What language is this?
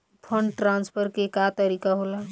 Bhojpuri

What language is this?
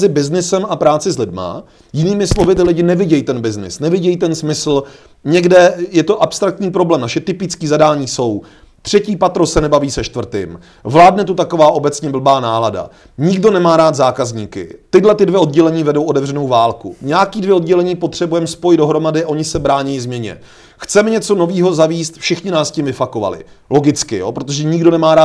Czech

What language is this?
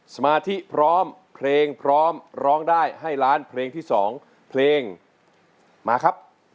Thai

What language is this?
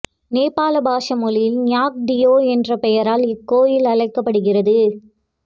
Tamil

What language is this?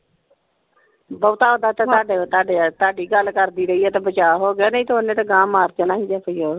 Punjabi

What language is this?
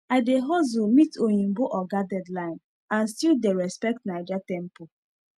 Nigerian Pidgin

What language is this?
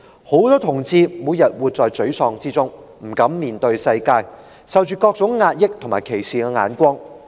Cantonese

